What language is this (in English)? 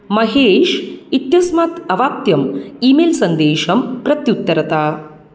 Sanskrit